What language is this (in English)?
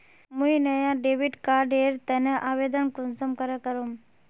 Magahi